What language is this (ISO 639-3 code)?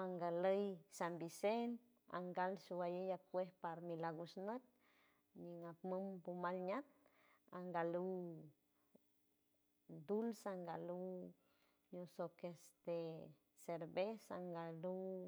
hue